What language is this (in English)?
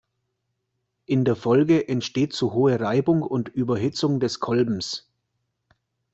German